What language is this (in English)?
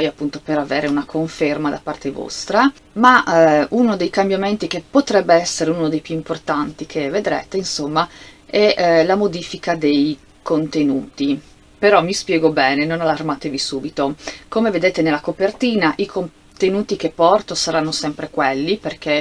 Italian